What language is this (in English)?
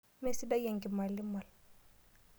Masai